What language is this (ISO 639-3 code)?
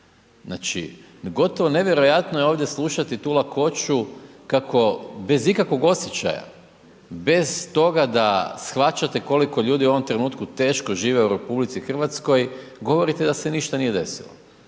hrv